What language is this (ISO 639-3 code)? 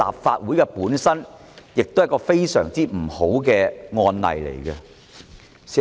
yue